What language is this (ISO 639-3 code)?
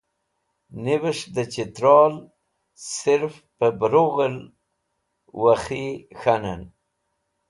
wbl